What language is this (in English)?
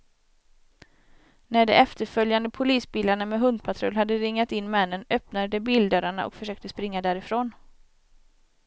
Swedish